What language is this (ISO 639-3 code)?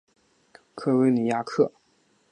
zho